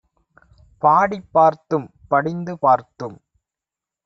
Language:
Tamil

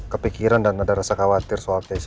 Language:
Indonesian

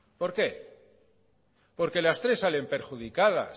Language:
Spanish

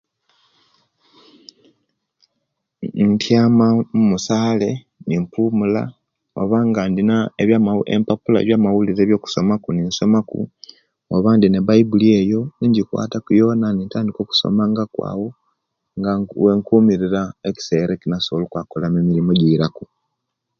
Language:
Kenyi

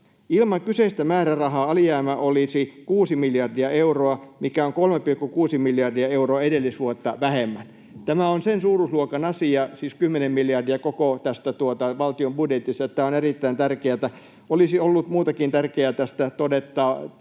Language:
Finnish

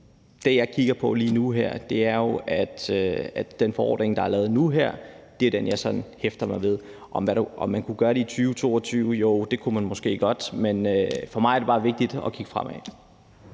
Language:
Danish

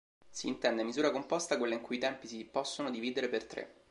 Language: Italian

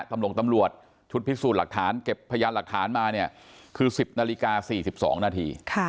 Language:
Thai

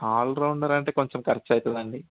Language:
Telugu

